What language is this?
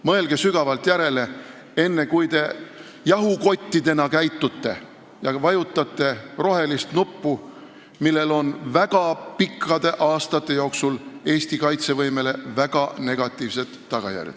Estonian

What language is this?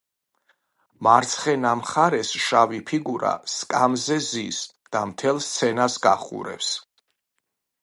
Georgian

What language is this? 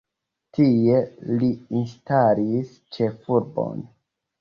Esperanto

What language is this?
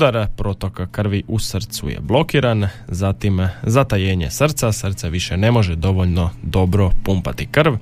Croatian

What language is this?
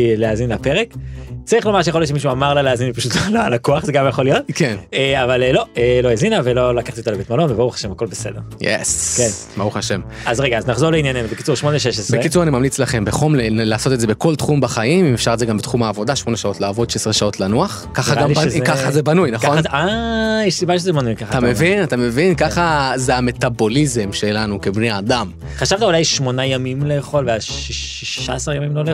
Hebrew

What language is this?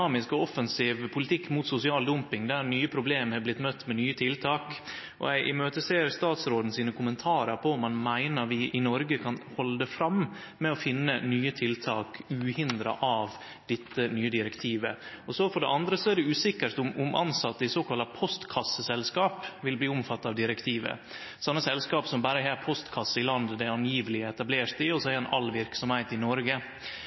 Norwegian Nynorsk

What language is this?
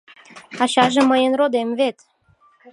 Mari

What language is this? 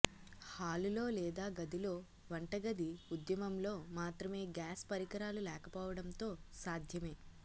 Telugu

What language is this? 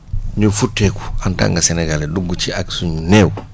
Wolof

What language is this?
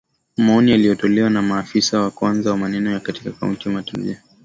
Swahili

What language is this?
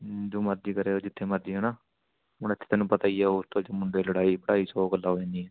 Punjabi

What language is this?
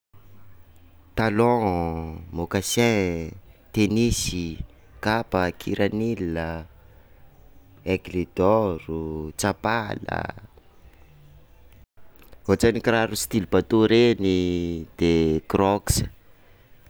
Sakalava Malagasy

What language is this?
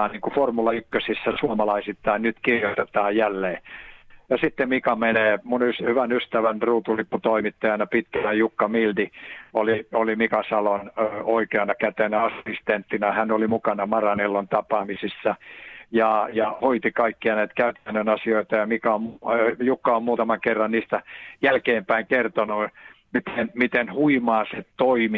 Finnish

